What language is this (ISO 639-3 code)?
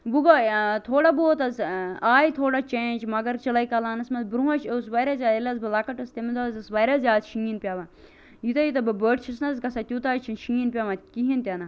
kas